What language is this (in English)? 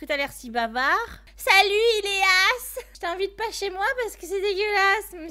French